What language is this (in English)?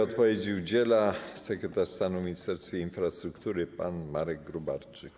Polish